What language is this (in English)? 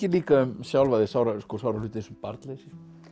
Icelandic